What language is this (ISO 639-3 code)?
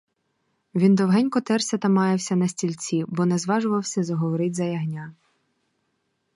ukr